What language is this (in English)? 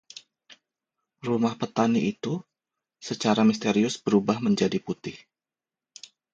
Indonesian